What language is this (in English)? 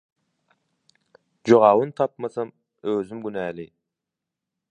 Turkmen